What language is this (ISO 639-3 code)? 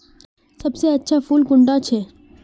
mag